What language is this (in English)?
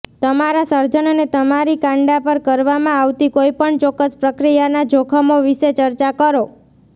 Gujarati